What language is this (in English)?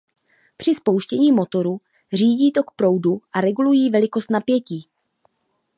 Czech